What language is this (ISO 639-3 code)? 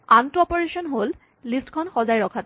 asm